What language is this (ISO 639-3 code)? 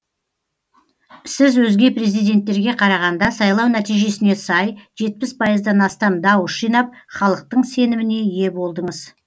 kaz